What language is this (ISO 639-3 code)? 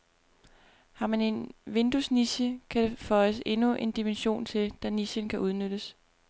dan